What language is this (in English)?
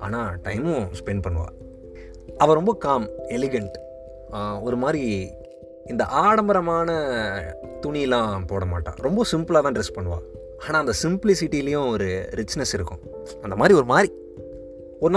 Tamil